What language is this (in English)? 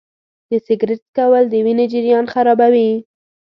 Pashto